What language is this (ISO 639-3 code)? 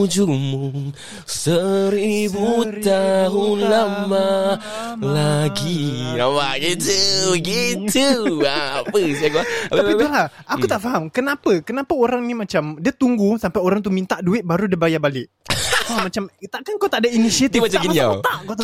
msa